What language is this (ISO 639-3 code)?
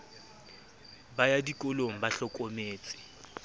sot